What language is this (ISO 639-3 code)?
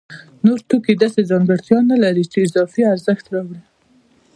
pus